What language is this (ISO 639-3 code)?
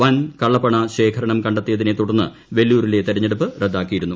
mal